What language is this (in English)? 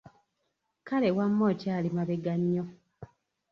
Ganda